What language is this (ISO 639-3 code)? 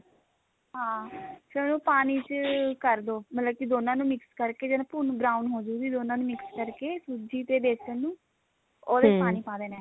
pan